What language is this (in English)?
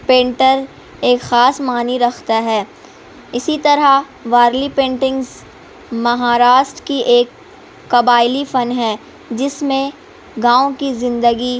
Urdu